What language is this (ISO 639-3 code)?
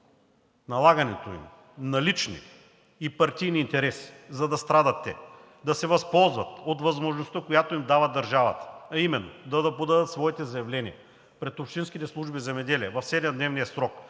bul